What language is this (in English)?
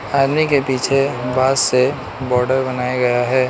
Hindi